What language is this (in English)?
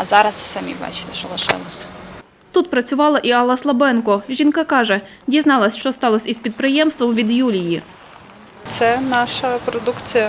Ukrainian